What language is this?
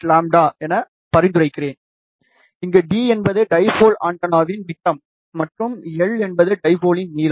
Tamil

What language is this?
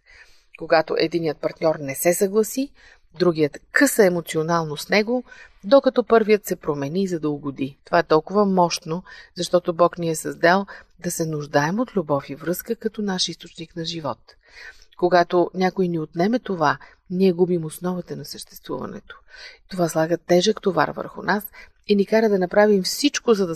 Bulgarian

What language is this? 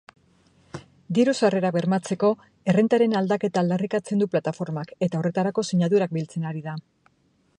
Basque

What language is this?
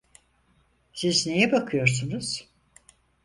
Turkish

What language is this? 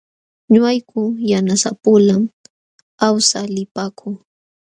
Jauja Wanca Quechua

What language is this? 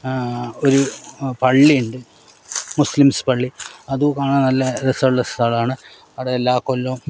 Malayalam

